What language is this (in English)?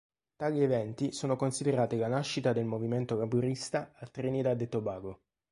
Italian